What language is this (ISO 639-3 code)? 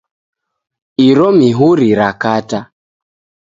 dav